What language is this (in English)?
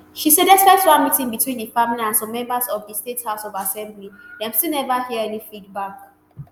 Nigerian Pidgin